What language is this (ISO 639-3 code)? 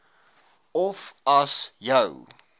afr